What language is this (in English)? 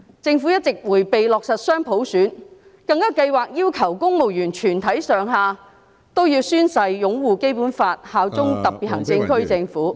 Cantonese